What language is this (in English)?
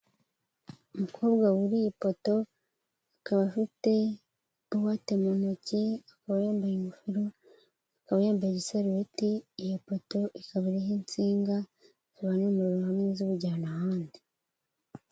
Kinyarwanda